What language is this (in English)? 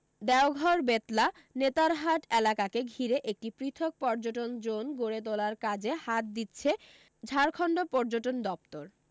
Bangla